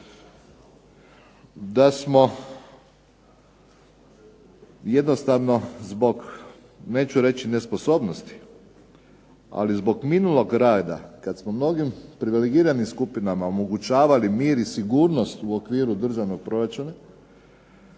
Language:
Croatian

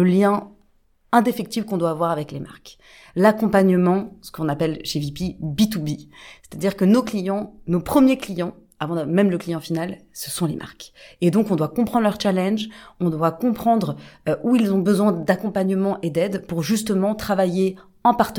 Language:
French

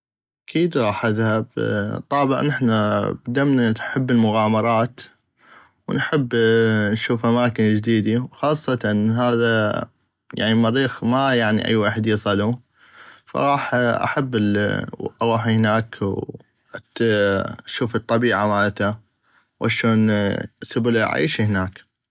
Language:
North Mesopotamian Arabic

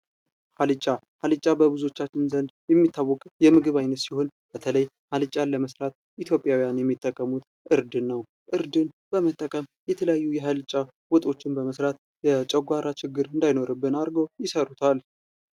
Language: Amharic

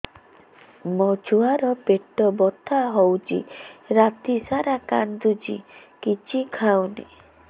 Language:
Odia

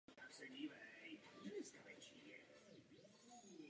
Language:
Czech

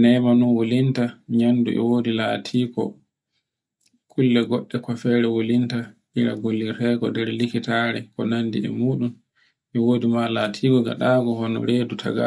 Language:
Borgu Fulfulde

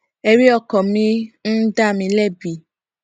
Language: Yoruba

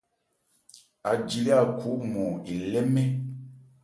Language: Ebrié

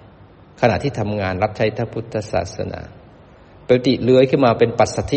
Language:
Thai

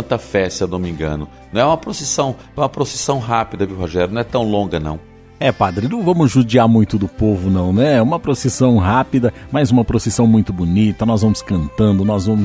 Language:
Portuguese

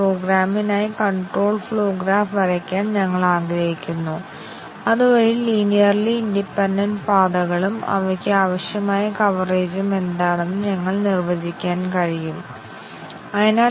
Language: Malayalam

